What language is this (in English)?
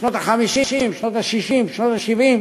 Hebrew